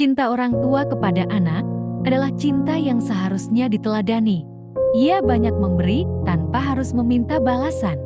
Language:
Indonesian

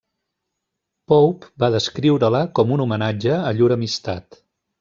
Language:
Catalan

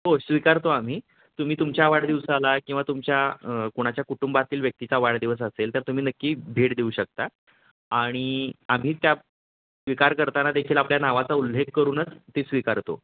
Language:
Marathi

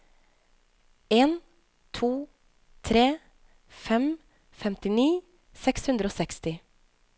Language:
Norwegian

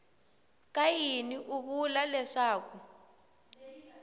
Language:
Tsonga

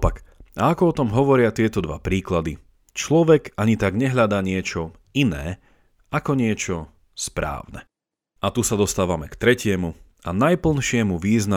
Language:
Slovak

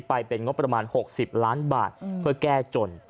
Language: Thai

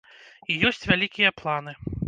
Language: Belarusian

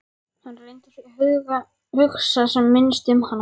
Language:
Icelandic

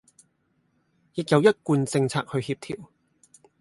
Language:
Cantonese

